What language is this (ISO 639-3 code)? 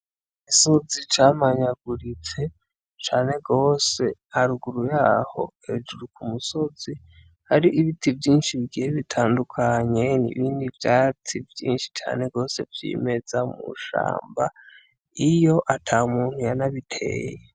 run